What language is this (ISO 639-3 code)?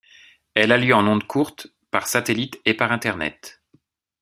fra